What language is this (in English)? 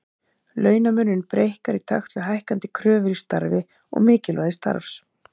Icelandic